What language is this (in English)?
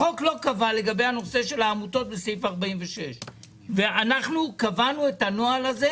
Hebrew